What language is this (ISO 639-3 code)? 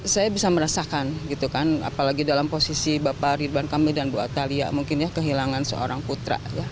ind